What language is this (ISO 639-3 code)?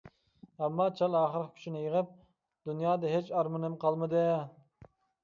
uig